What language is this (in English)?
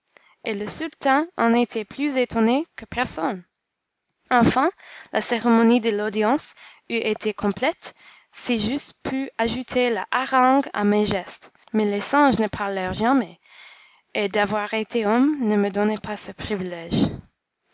French